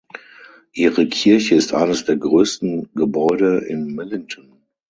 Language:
German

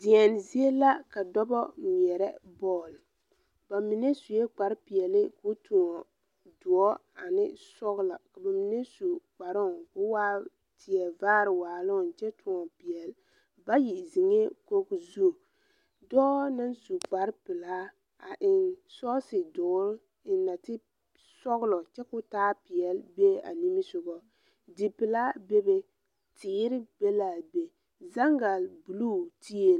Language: Southern Dagaare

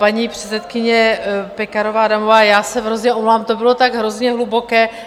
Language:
Czech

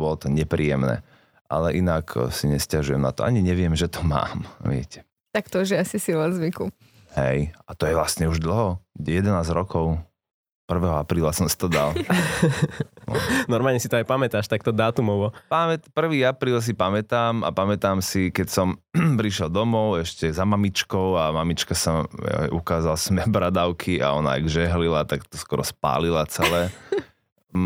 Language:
Slovak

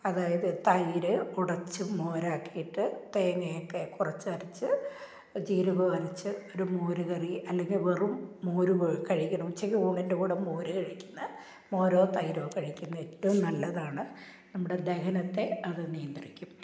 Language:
Malayalam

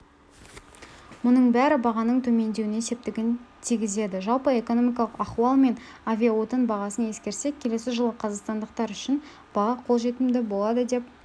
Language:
Kazakh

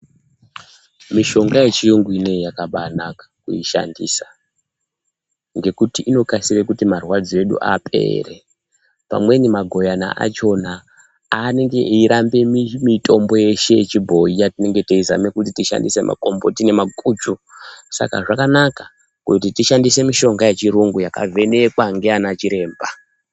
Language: Ndau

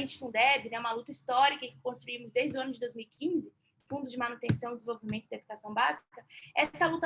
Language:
Portuguese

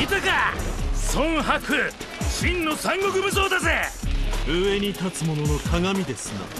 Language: Japanese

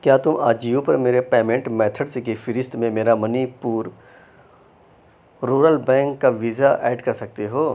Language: Urdu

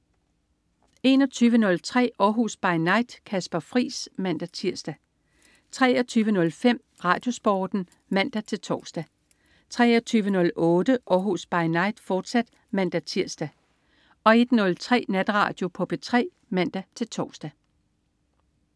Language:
Danish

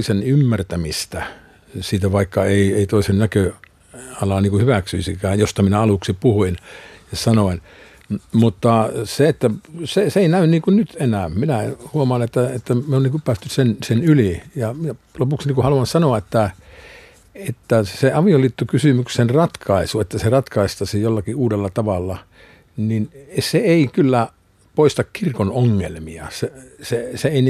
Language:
Finnish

